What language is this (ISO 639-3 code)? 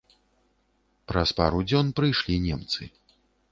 bel